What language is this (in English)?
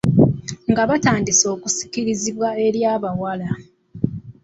Ganda